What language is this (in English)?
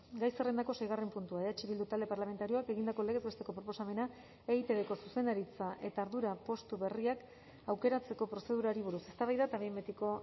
Basque